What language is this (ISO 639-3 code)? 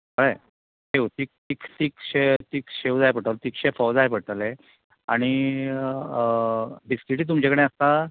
kok